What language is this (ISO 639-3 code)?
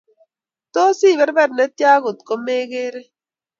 kln